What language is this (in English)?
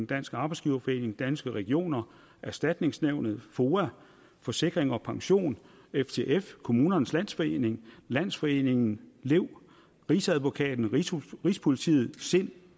Danish